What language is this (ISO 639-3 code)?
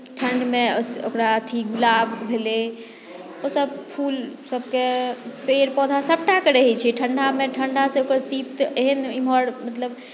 mai